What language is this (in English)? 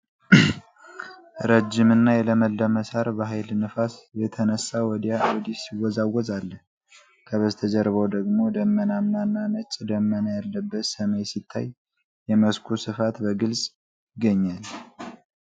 Amharic